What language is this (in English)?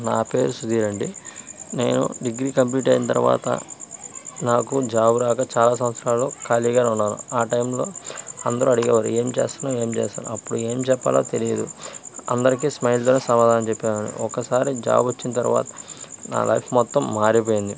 Telugu